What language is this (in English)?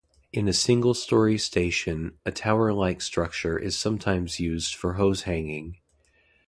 English